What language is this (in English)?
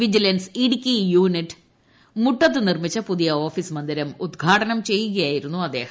Malayalam